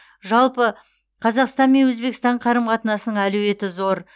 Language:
Kazakh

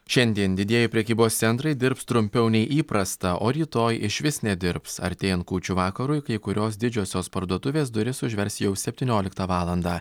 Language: Lithuanian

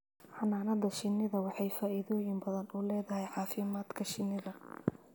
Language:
Somali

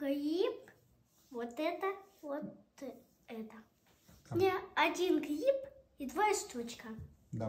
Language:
Russian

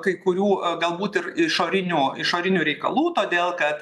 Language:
Lithuanian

